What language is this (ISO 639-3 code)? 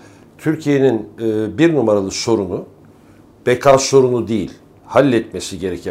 tur